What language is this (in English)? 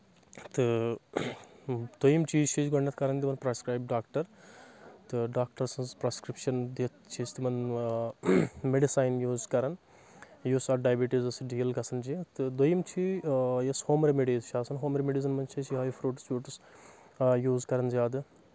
Kashmiri